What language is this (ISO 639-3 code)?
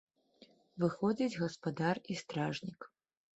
bel